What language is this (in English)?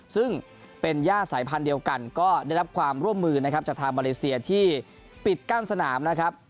Thai